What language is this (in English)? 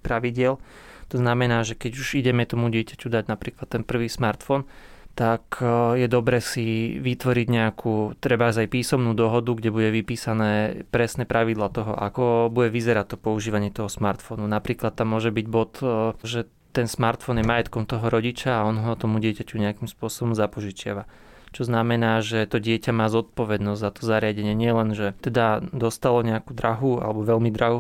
Slovak